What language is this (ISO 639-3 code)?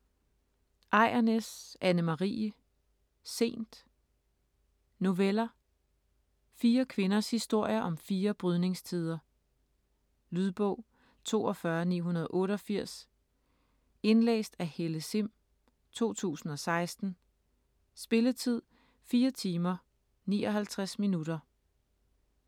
dan